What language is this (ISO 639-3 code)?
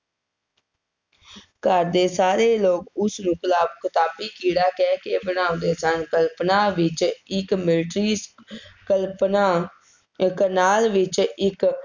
pan